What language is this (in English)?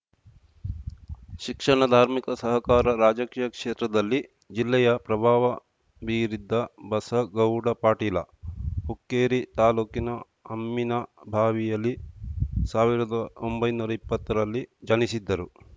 Kannada